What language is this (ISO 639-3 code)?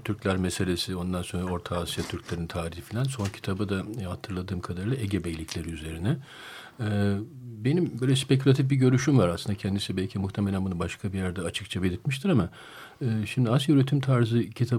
tur